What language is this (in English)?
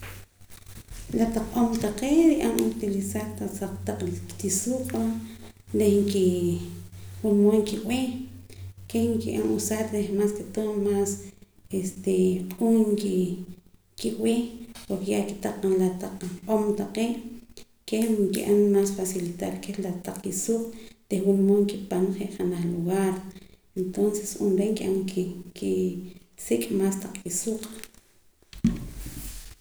Poqomam